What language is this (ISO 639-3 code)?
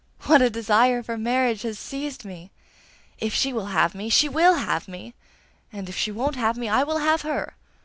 eng